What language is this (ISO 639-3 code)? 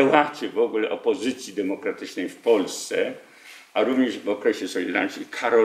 pol